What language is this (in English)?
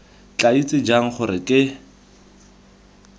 Tswana